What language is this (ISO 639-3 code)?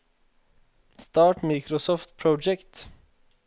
nor